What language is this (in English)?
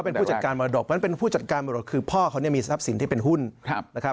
Thai